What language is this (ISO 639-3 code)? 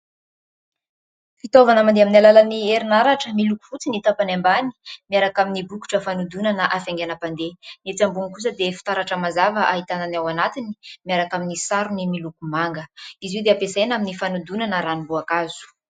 mlg